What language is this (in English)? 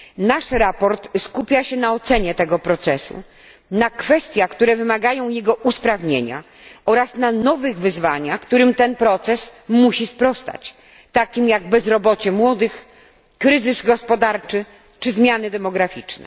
Polish